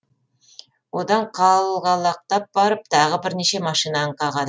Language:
Kazakh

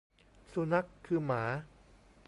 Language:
Thai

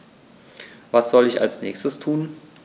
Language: German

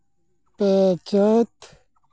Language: Santali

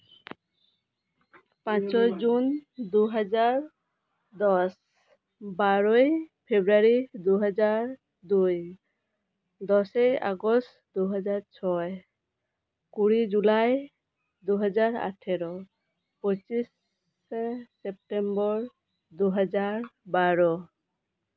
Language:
Santali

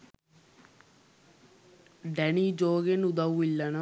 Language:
Sinhala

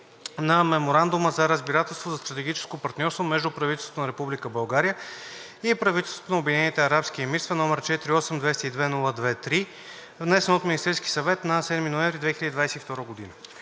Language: Bulgarian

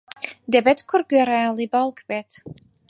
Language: Central Kurdish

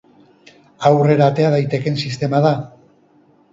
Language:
Basque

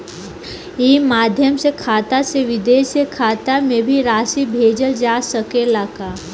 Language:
Bhojpuri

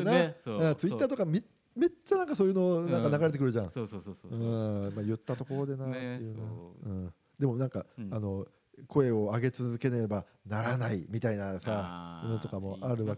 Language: Japanese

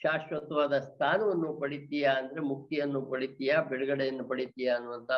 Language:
Kannada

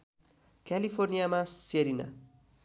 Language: Nepali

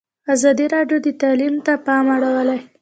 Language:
Pashto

